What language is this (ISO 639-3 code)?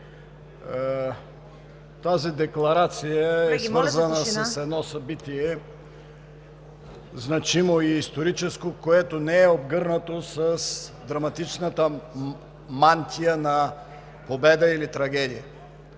bul